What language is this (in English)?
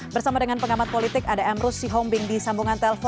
Indonesian